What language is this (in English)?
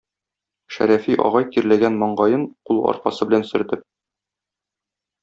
Tatar